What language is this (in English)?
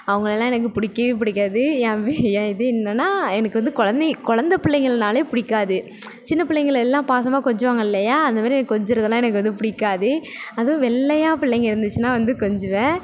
Tamil